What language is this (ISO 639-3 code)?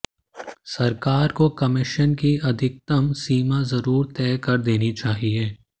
hin